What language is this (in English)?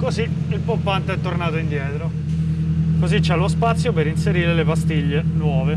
Italian